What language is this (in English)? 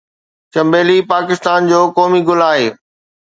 Sindhi